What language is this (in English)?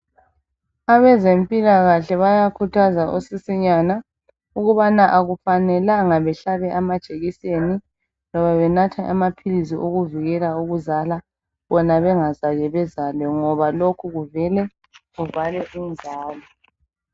North Ndebele